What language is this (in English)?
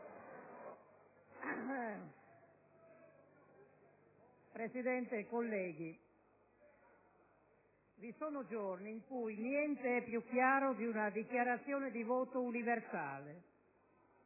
Italian